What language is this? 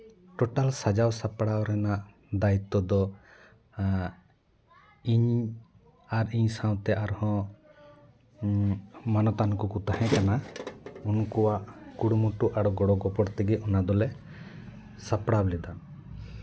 Santali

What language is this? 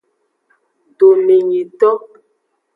Aja (Benin)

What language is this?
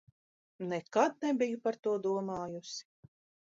Latvian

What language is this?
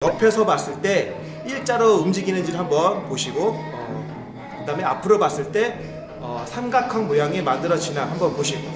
Korean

